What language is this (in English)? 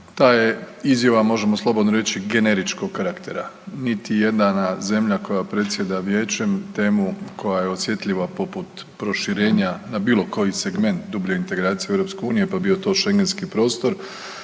Croatian